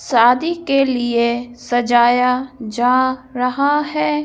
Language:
Hindi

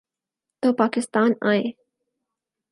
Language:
Urdu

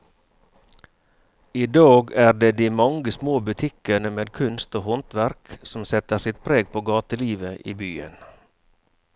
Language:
Norwegian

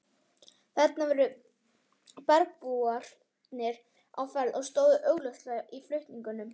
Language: Icelandic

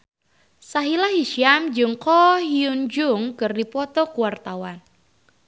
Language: Sundanese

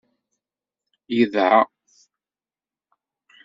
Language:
Kabyle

